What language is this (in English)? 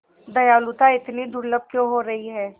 Hindi